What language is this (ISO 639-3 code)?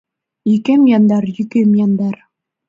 chm